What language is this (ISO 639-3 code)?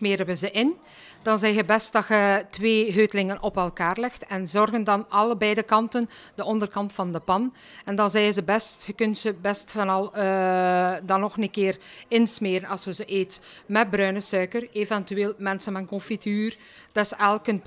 nld